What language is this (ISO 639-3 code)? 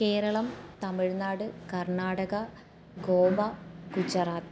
mal